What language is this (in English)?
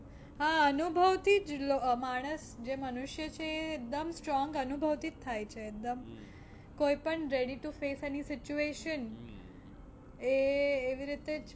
Gujarati